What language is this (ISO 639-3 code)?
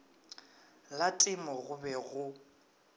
nso